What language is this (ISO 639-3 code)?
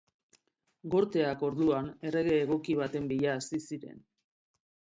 eus